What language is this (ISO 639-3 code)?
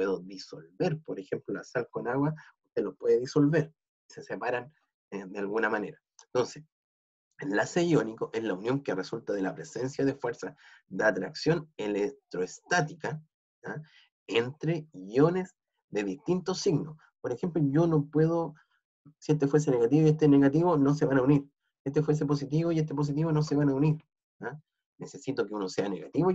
spa